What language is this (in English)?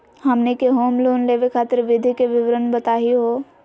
Magahi